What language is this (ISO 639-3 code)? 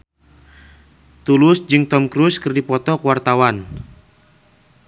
sun